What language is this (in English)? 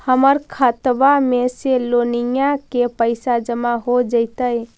Magahi